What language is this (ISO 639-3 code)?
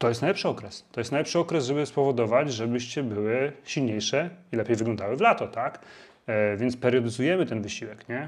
pol